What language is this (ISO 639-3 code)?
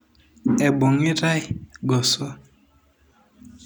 mas